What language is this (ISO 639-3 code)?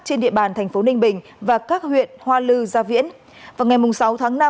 vie